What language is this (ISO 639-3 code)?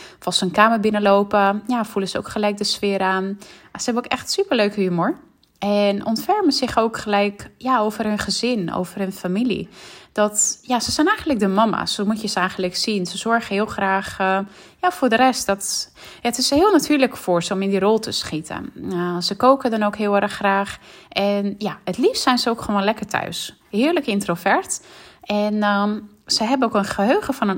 nld